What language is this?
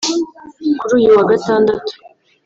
Kinyarwanda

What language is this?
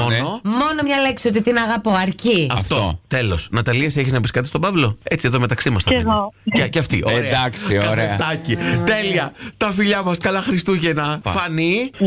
Greek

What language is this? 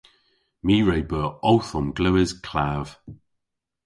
Cornish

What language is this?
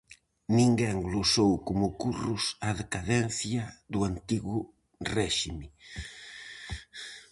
Galician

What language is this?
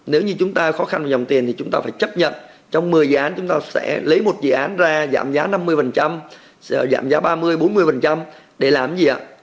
Vietnamese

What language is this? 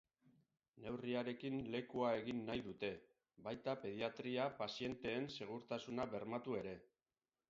Basque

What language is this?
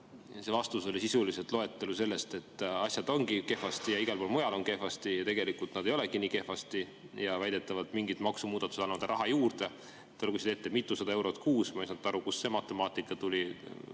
Estonian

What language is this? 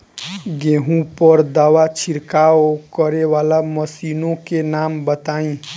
Bhojpuri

